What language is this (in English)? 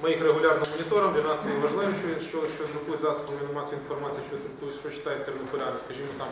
Ukrainian